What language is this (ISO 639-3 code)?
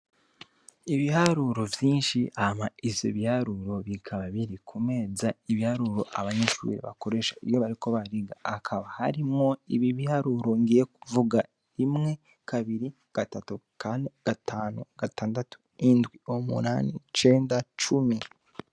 run